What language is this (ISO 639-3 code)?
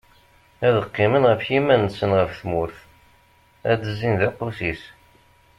kab